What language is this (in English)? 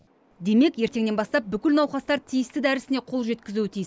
Kazakh